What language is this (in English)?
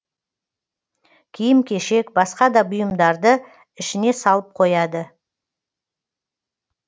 Kazakh